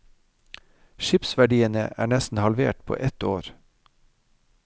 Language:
Norwegian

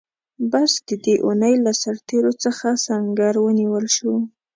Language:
Pashto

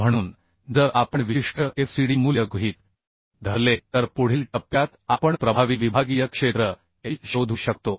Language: Marathi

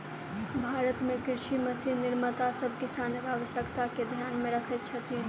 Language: Maithili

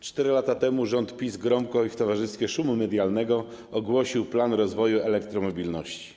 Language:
Polish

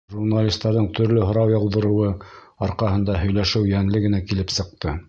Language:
Bashkir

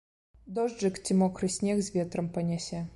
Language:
Belarusian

